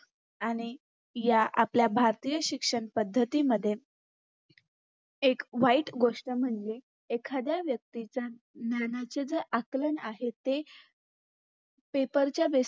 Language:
Marathi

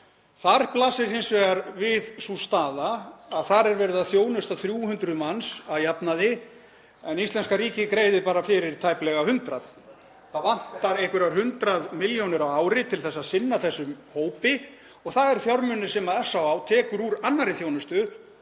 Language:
Icelandic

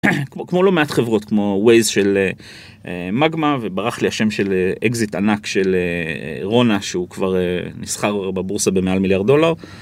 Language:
Hebrew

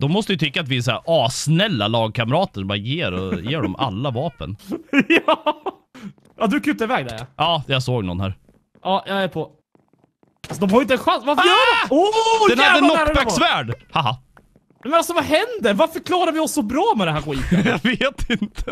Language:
Swedish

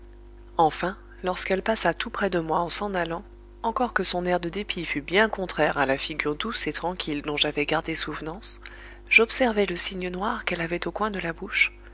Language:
French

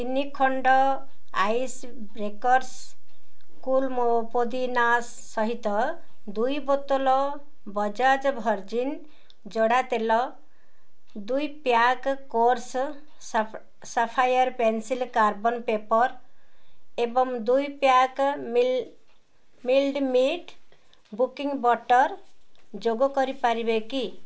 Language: Odia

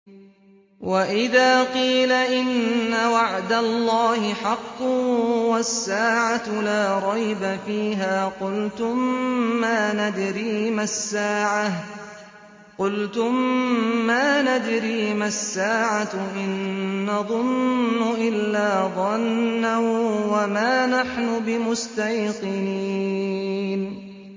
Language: Arabic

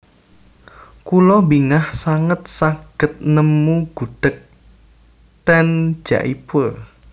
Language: Javanese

